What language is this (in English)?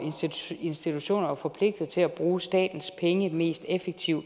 Danish